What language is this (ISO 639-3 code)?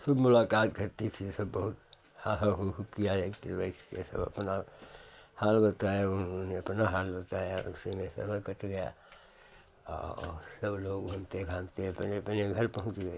hin